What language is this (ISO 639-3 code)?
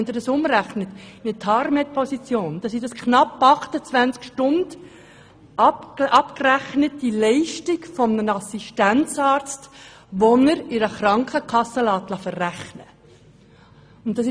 gsw